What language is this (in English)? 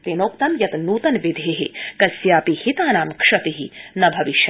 Sanskrit